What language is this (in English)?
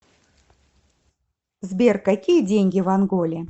Russian